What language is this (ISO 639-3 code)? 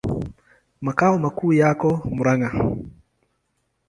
swa